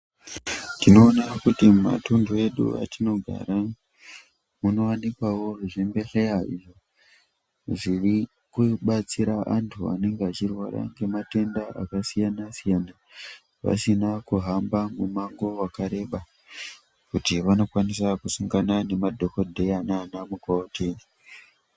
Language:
Ndau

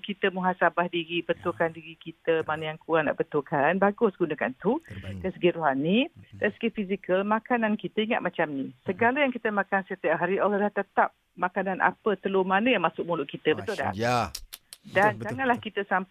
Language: Malay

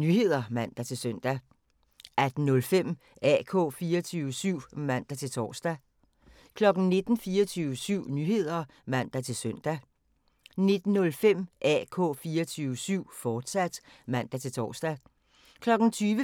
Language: Danish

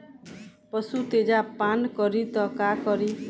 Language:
Bhojpuri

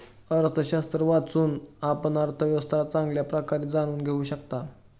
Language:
Marathi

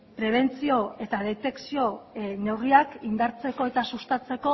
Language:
Basque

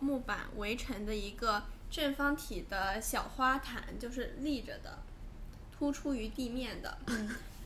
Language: Chinese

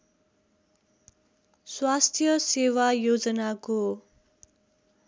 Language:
Nepali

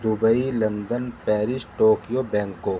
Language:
Urdu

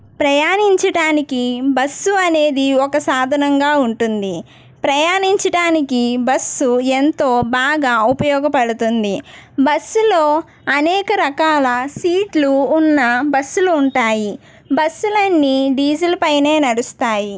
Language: Telugu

